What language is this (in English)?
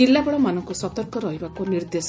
Odia